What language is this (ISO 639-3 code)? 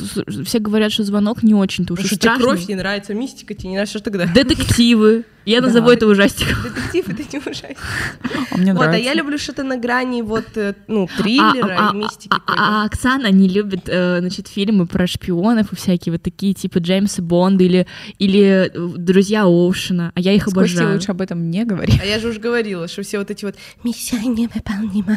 rus